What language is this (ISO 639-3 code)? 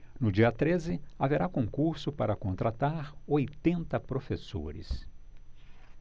por